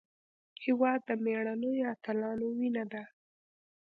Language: Pashto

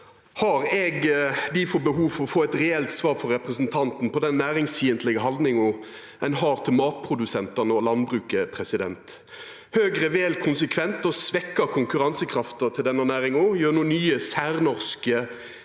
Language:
Norwegian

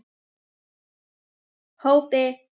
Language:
Icelandic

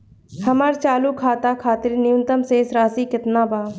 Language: Bhojpuri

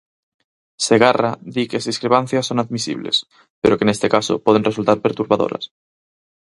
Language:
Galician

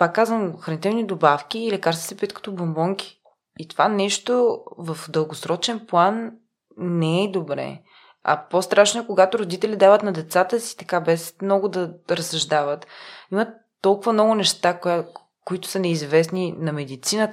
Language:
Bulgarian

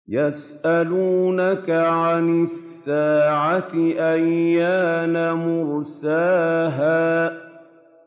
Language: Arabic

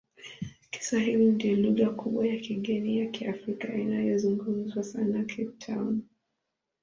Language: Swahili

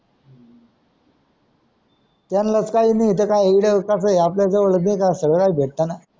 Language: Marathi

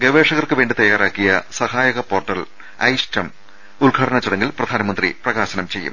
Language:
Malayalam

